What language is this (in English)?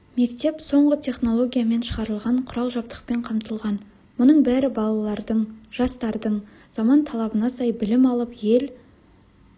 Kazakh